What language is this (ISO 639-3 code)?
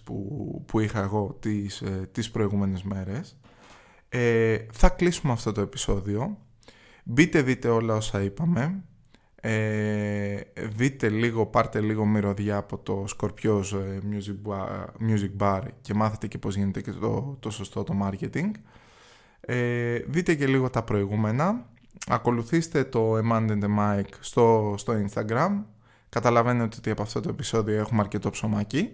ell